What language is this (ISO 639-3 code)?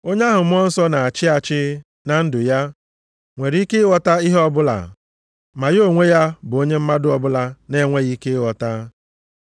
ibo